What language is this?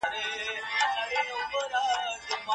Pashto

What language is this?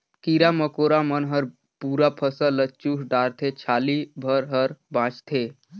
Chhattisgarhi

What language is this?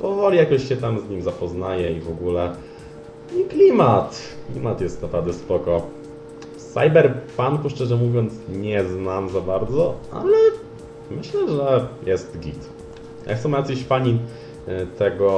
Polish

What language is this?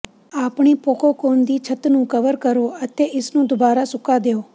Punjabi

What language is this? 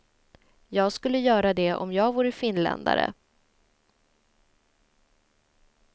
Swedish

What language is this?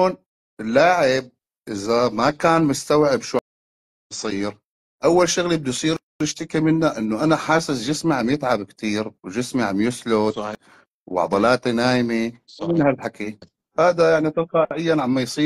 Arabic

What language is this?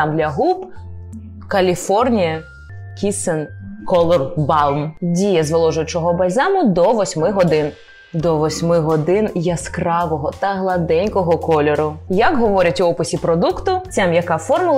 Ukrainian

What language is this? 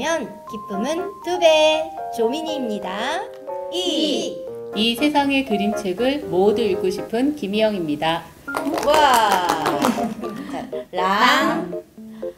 Korean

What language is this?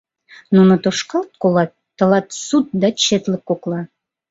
Mari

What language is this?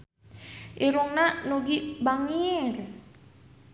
Sundanese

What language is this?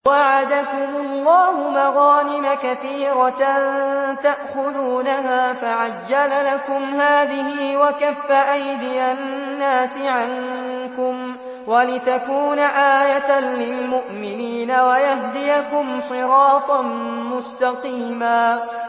Arabic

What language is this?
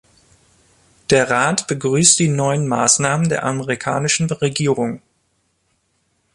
German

